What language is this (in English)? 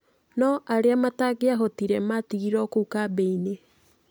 Kikuyu